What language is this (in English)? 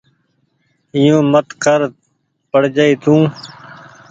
Goaria